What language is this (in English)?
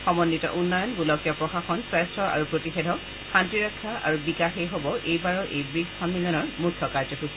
Assamese